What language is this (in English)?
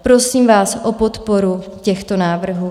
Czech